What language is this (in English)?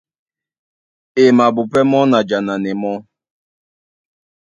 Duala